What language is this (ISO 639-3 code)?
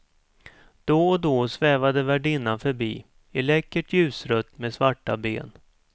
swe